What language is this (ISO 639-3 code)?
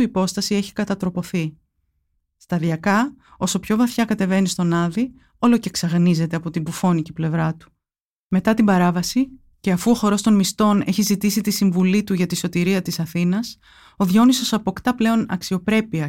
ell